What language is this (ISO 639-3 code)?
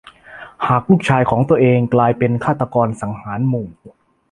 tha